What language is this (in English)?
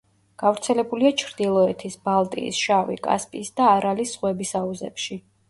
Georgian